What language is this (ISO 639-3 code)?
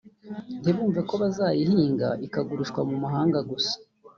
kin